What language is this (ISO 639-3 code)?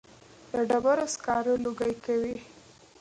pus